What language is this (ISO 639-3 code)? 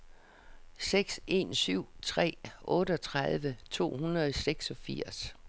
dan